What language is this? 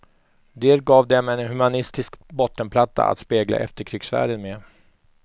Swedish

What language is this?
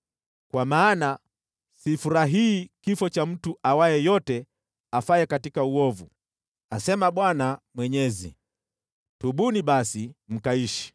Swahili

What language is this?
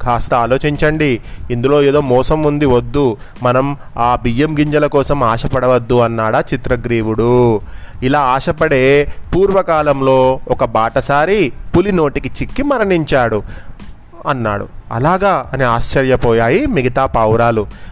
Telugu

